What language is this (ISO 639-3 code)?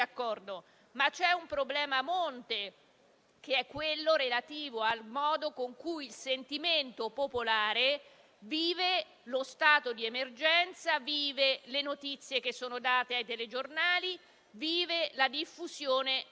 ita